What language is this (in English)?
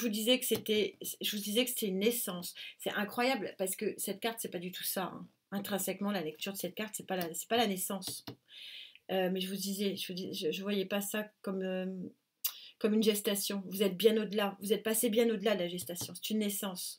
French